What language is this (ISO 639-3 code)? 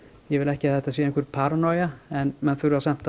isl